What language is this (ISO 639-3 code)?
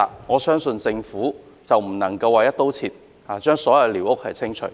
yue